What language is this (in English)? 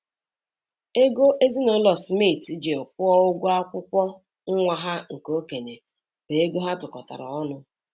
Igbo